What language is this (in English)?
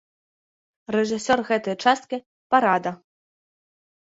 Belarusian